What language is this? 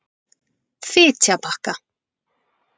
Icelandic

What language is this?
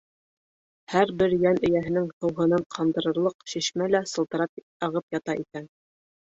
Bashkir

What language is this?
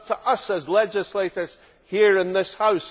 English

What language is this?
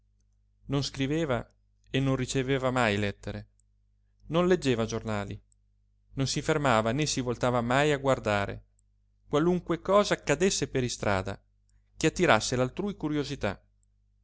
Italian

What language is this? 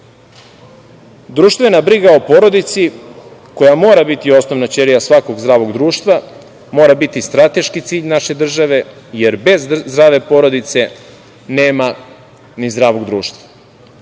Serbian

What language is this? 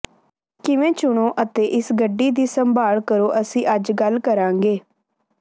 Punjabi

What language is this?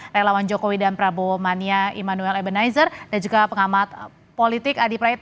Indonesian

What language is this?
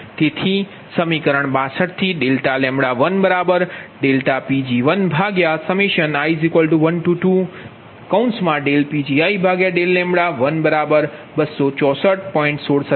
Gujarati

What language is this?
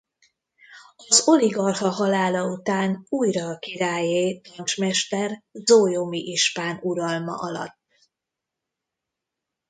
Hungarian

